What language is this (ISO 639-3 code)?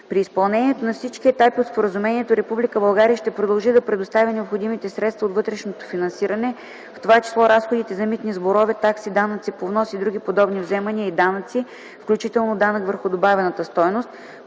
bul